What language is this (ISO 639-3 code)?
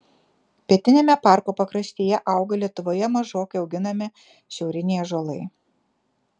lit